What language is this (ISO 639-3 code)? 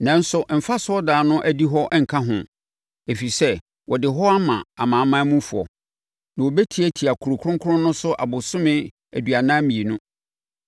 aka